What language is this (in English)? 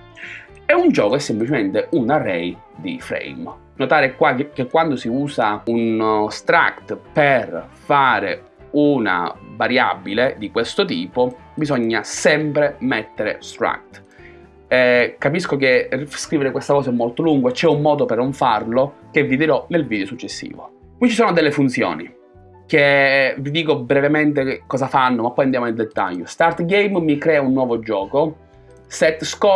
Italian